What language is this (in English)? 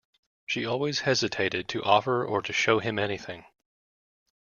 English